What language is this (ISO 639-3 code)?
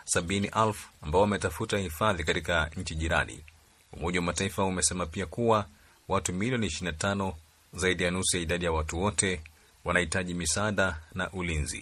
swa